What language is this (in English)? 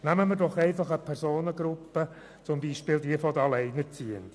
Swiss German